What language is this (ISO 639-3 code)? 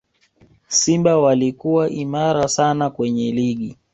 swa